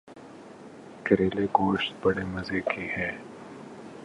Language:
Urdu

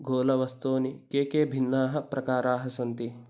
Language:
Sanskrit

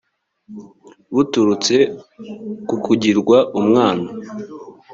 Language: Kinyarwanda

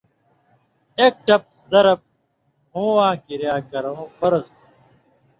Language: Indus Kohistani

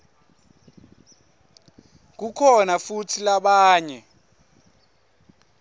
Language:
Swati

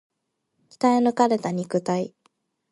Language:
Japanese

